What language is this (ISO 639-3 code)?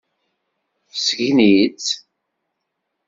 kab